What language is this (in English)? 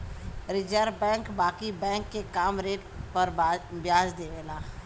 Bhojpuri